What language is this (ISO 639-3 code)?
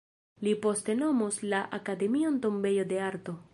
epo